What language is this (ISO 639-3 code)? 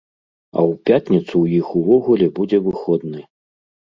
bel